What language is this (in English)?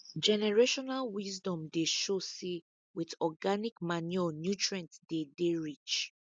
Nigerian Pidgin